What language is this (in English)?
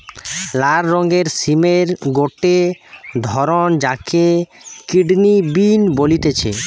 Bangla